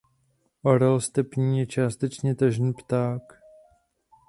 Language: Czech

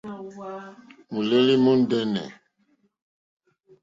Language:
Mokpwe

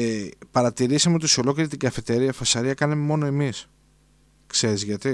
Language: Greek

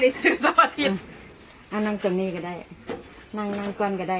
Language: Thai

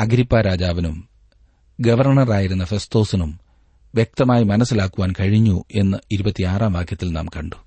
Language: Malayalam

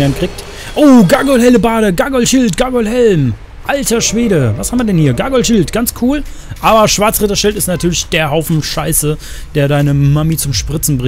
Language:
German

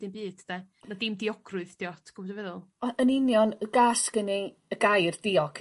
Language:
Welsh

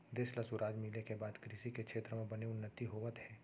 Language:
Chhattisgarhi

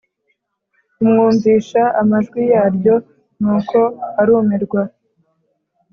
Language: Kinyarwanda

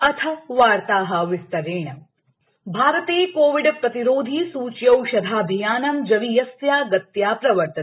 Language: Sanskrit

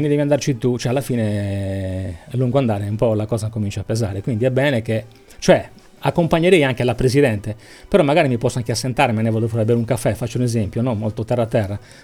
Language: Italian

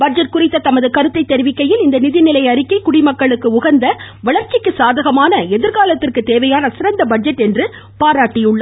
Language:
Tamil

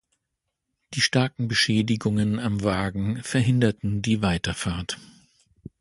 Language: German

